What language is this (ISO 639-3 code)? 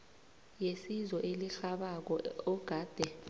nbl